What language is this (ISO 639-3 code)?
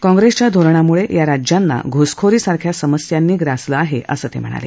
mar